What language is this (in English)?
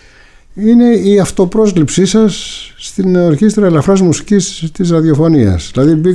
Greek